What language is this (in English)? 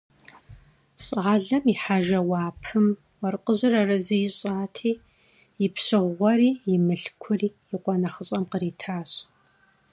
Kabardian